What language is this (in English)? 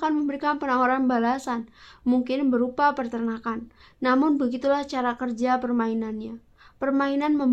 Indonesian